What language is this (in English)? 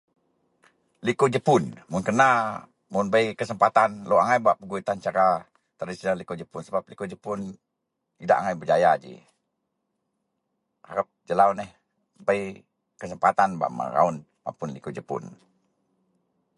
Central Melanau